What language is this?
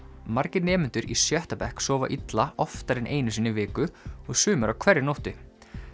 Icelandic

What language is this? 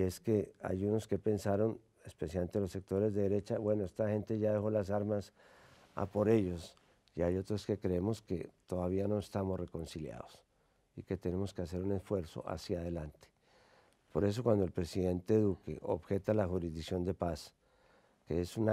Spanish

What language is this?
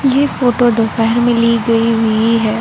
Hindi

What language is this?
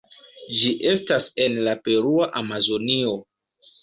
Esperanto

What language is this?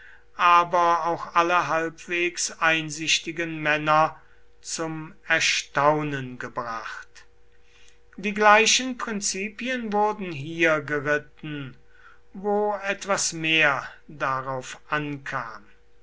German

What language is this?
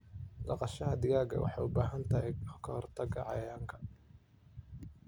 Somali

